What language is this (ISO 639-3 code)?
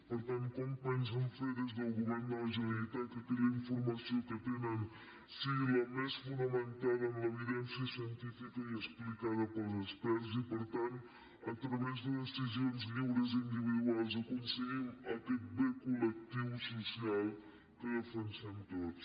cat